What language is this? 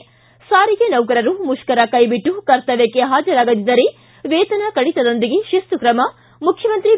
Kannada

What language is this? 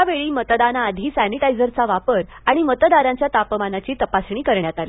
Marathi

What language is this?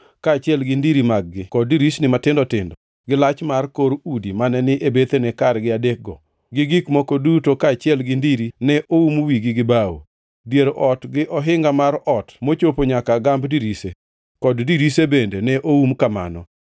Luo (Kenya and Tanzania)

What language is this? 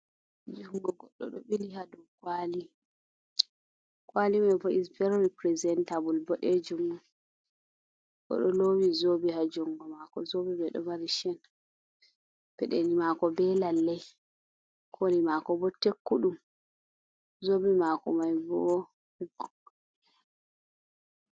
Fula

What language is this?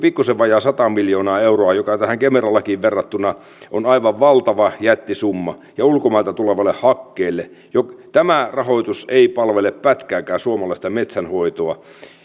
Finnish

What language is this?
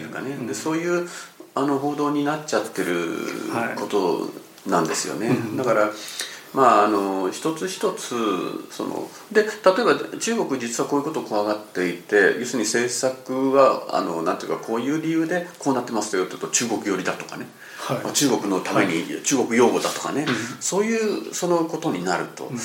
Japanese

